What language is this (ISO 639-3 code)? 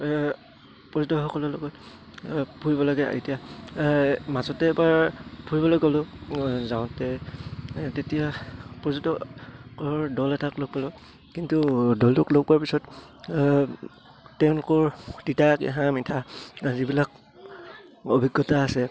asm